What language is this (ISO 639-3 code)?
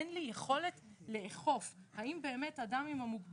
heb